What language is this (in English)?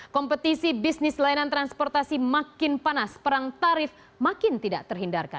Indonesian